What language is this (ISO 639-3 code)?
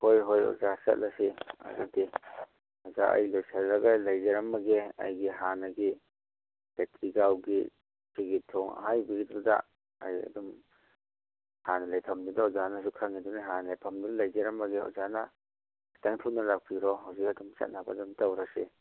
mni